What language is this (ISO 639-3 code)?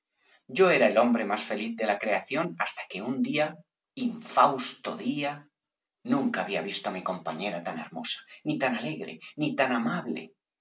spa